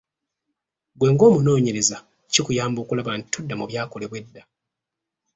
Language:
Ganda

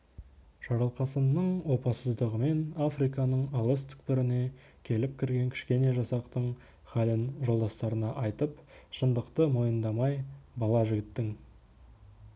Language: Kazakh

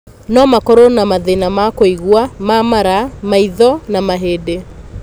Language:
Kikuyu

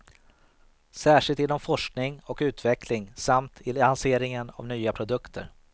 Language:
Swedish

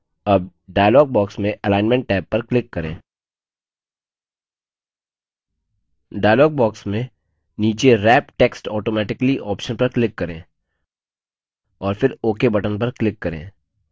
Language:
Hindi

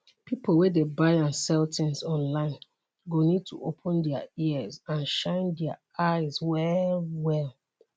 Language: Nigerian Pidgin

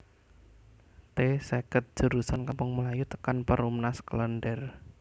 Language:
Javanese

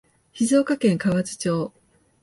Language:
Japanese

